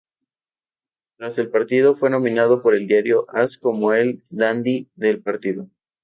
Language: Spanish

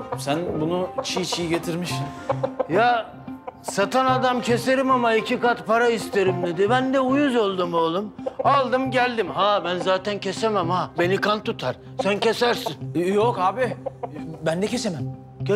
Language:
Turkish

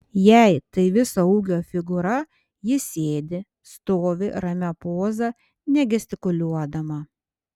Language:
Lithuanian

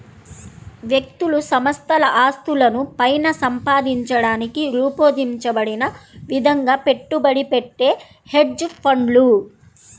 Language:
Telugu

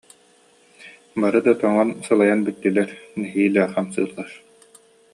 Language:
Yakut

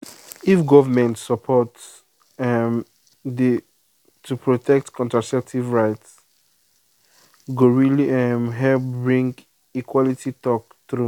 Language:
Nigerian Pidgin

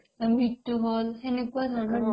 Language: Assamese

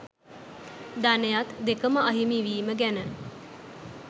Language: Sinhala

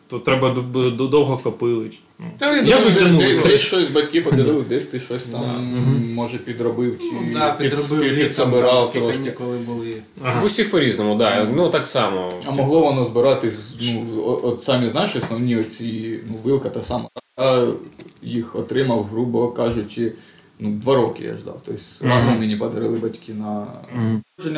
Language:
Ukrainian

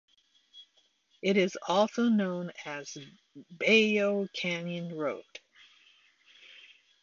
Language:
English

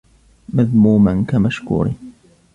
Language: Arabic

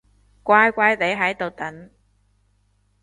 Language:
Cantonese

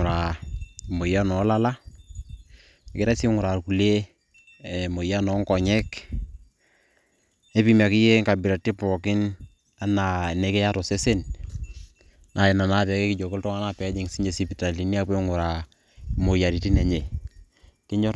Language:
Masai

